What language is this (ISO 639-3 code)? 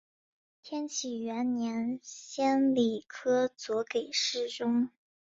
zho